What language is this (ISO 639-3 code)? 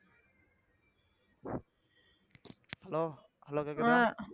tam